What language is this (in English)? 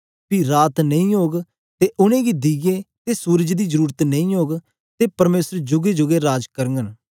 Dogri